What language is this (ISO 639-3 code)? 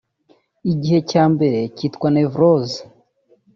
kin